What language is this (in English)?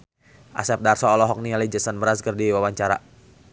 Sundanese